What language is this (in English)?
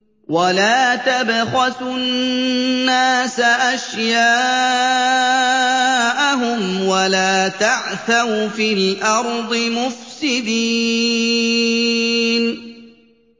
Arabic